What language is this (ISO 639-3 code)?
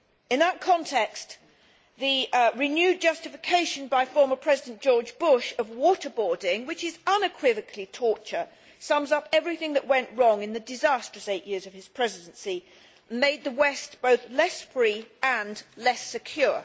eng